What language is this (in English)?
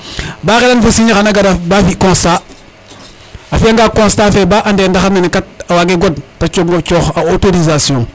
Serer